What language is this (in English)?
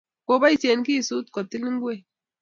Kalenjin